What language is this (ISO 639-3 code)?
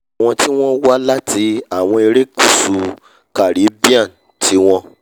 yor